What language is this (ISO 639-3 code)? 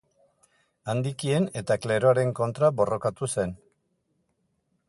eus